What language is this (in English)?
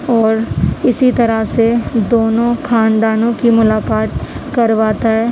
Urdu